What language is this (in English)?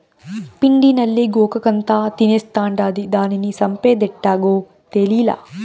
Telugu